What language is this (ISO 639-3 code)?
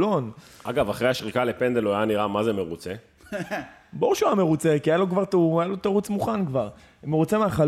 heb